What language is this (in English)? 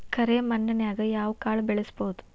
Kannada